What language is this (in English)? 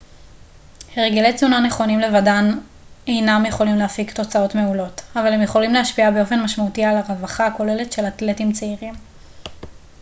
Hebrew